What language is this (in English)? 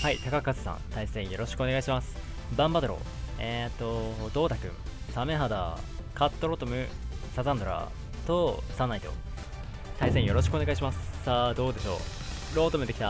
Japanese